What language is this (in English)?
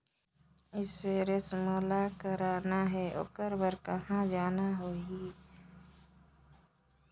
Chhattisgarhi